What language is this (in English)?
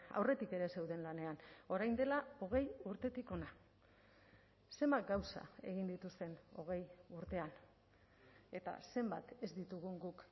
Basque